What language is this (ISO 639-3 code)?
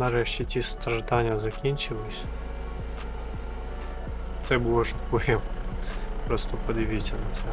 ukr